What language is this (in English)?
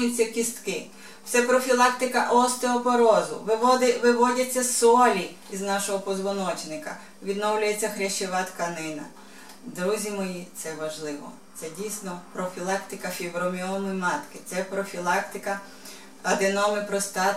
Ukrainian